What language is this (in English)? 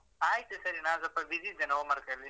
Kannada